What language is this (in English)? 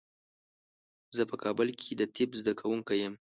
Pashto